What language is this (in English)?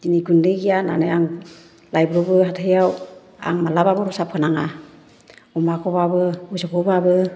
Bodo